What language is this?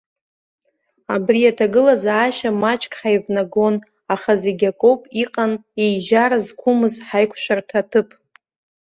Abkhazian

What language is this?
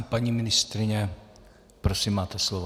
Czech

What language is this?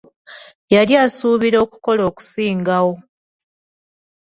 Ganda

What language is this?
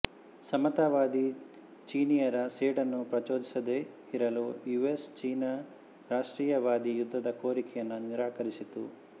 Kannada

